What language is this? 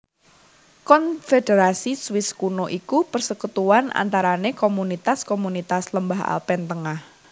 Javanese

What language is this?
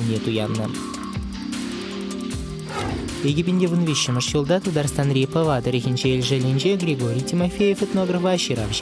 Russian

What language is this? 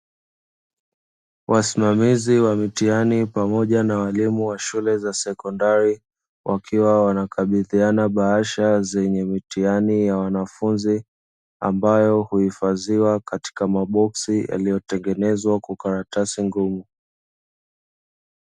Swahili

